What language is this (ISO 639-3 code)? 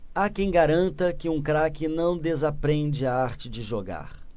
por